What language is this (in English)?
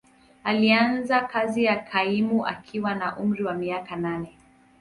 Swahili